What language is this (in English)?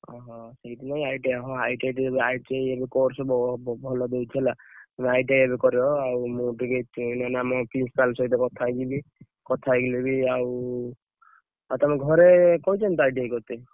Odia